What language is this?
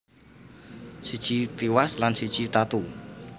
Javanese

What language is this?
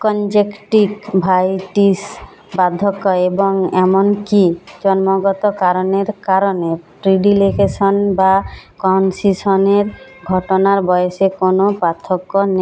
Bangla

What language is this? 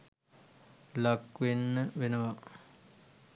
Sinhala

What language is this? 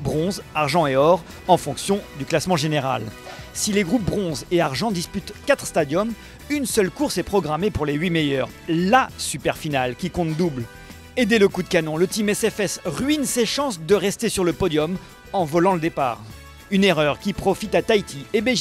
French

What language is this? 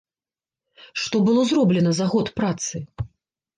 Belarusian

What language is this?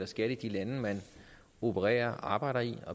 Danish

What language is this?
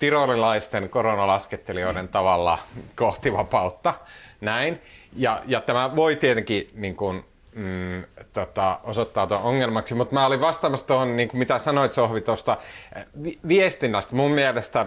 Finnish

